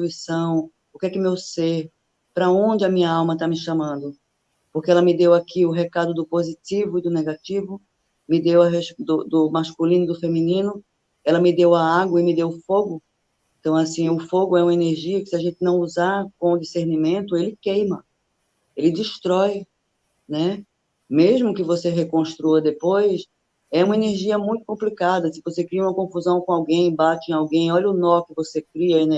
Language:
Portuguese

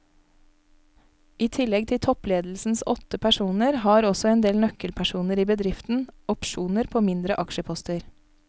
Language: Norwegian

